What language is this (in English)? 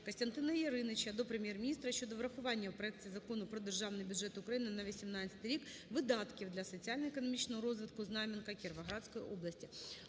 Ukrainian